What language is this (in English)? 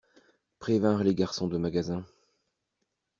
French